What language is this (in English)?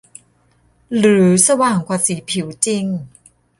Thai